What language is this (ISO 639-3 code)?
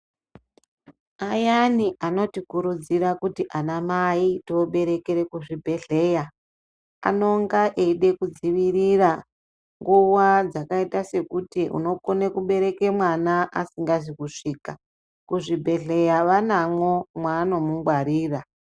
ndc